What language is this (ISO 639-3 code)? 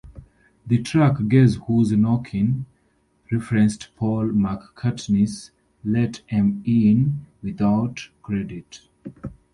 eng